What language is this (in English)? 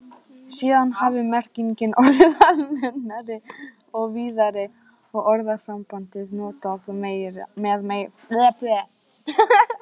Icelandic